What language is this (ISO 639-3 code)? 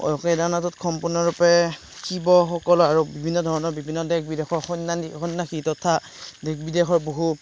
asm